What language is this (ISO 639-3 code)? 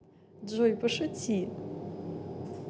rus